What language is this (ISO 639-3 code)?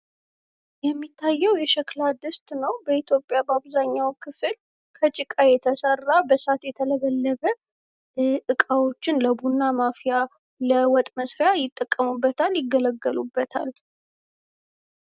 amh